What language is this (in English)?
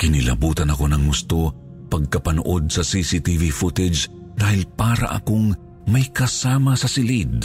Filipino